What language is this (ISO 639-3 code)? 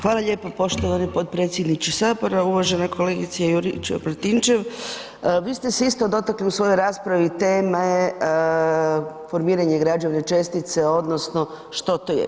hrv